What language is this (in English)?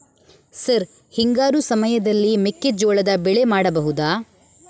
Kannada